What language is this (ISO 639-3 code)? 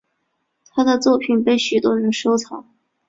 zho